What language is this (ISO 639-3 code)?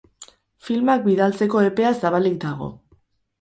eus